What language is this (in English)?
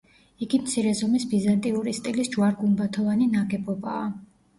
Georgian